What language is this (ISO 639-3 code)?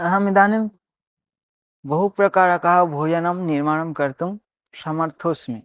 san